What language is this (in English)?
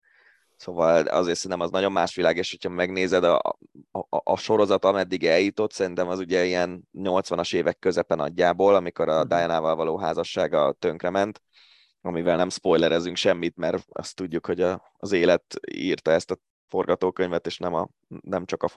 Hungarian